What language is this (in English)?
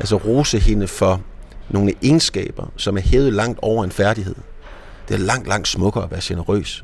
Danish